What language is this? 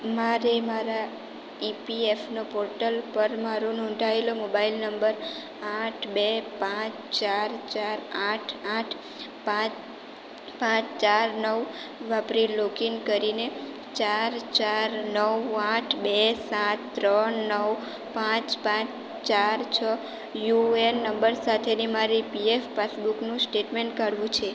Gujarati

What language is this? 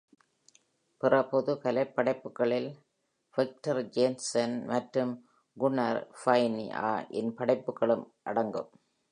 Tamil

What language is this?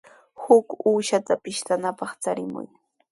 Sihuas Ancash Quechua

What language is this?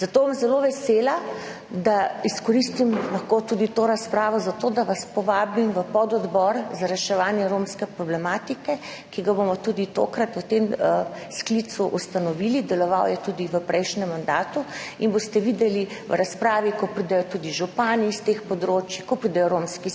Slovenian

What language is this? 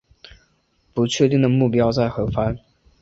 Chinese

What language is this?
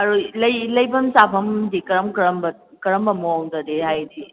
Manipuri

